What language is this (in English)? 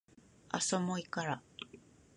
Japanese